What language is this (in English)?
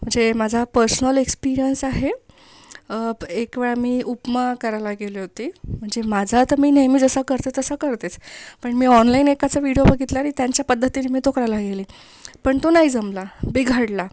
Marathi